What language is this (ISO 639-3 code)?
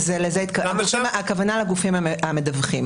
heb